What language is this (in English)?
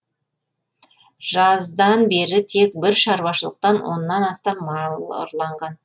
Kazakh